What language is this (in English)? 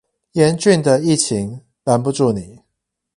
Chinese